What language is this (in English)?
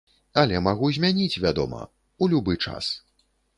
Belarusian